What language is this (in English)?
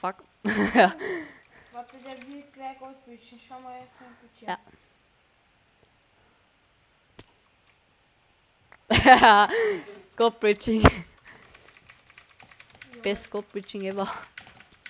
German